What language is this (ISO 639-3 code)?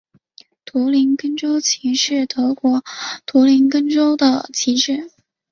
zho